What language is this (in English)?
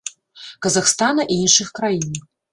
Belarusian